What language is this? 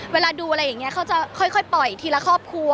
Thai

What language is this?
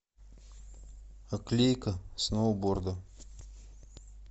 Russian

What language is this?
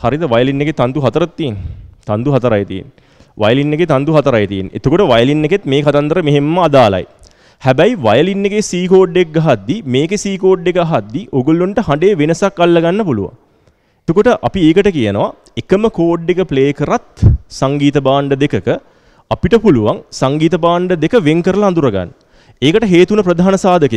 Hindi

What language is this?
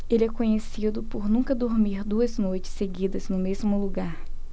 Portuguese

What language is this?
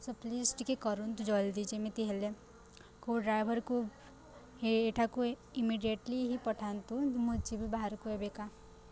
Odia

